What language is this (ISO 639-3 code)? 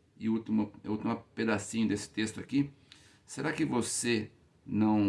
por